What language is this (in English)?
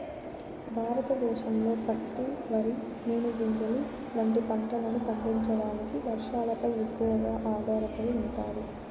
Telugu